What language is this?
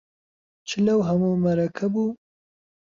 Central Kurdish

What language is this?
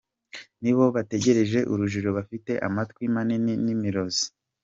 Kinyarwanda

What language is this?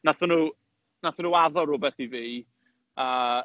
Welsh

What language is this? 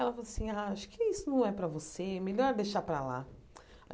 Portuguese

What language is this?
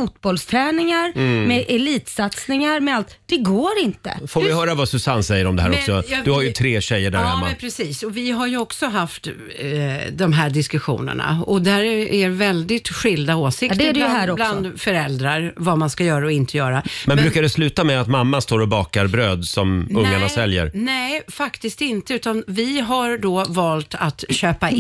Swedish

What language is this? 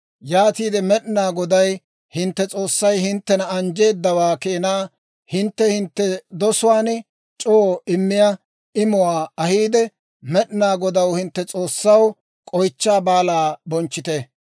Dawro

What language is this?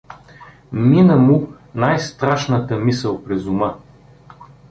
Bulgarian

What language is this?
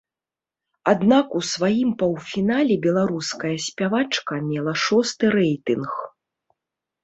Belarusian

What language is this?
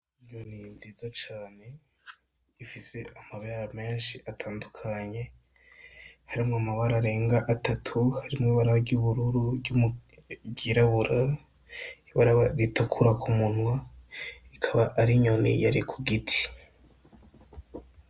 Rundi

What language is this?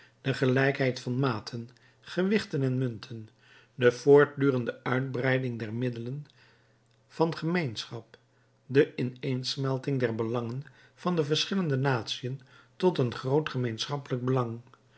Dutch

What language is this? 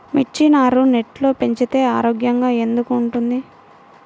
Telugu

